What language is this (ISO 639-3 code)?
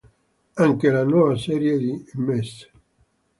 ita